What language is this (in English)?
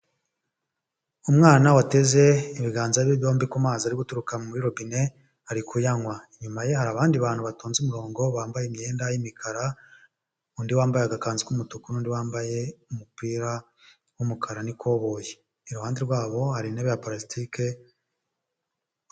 Kinyarwanda